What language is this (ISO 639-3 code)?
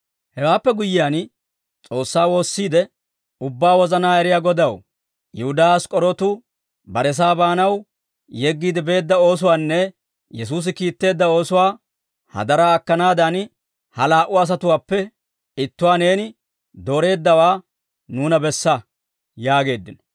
dwr